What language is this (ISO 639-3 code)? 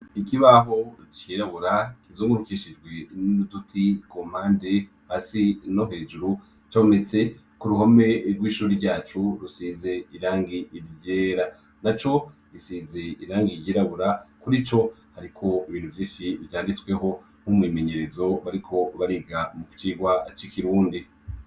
run